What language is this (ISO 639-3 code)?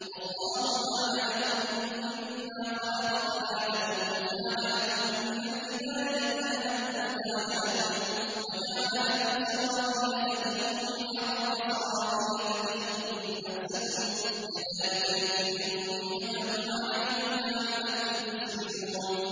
ara